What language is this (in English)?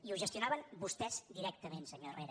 Catalan